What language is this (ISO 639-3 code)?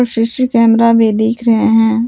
hin